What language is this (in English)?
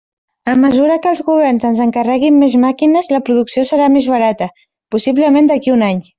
Catalan